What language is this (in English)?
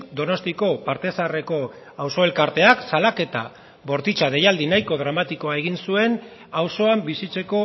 Basque